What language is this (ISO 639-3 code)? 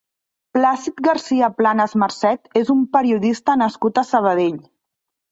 cat